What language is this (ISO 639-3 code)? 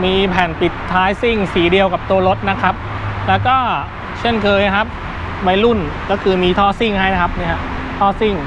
tha